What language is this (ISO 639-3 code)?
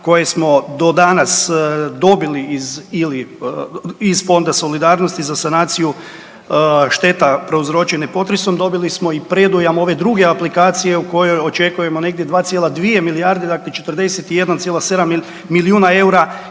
hrv